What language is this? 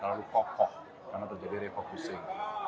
Indonesian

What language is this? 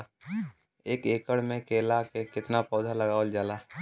Bhojpuri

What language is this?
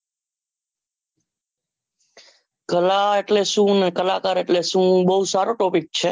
Gujarati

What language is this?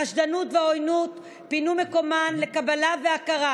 Hebrew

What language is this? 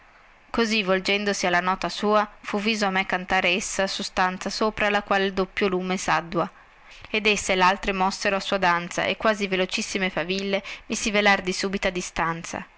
Italian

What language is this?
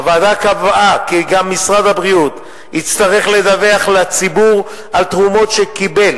Hebrew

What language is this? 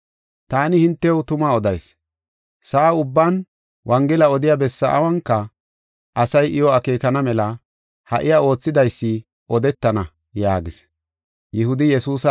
Gofa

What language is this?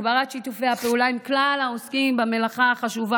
Hebrew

